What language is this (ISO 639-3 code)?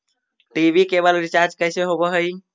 mag